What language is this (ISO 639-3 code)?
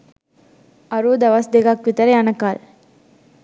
sin